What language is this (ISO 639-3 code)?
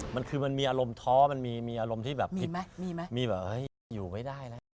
tha